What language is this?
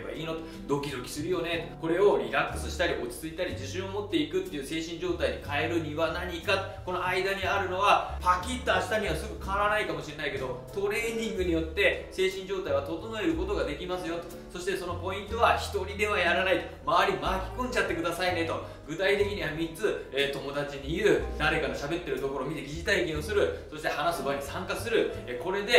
Japanese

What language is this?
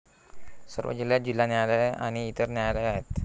Marathi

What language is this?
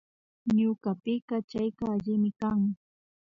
Imbabura Highland Quichua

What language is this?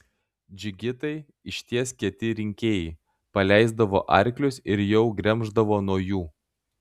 Lithuanian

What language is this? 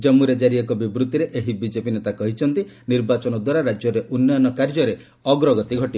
Odia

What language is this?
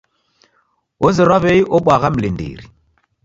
Taita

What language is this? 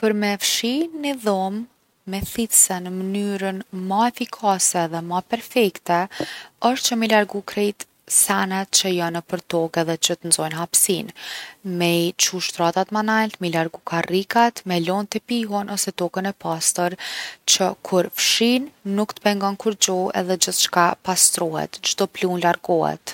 Gheg Albanian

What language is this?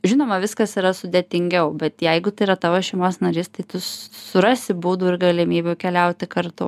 Lithuanian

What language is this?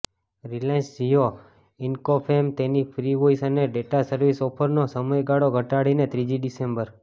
Gujarati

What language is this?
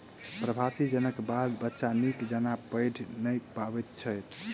Maithili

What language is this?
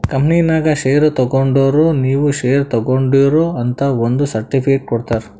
Kannada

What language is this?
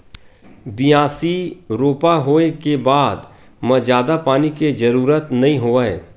Chhattisgarhi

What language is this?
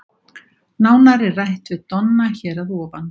Icelandic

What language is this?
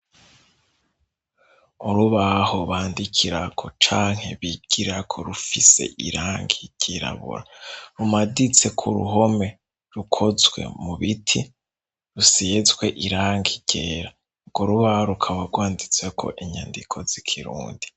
Rundi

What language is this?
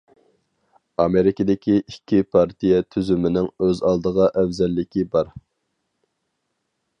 Uyghur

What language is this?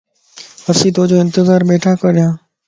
Lasi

